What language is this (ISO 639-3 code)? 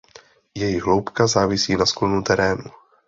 ces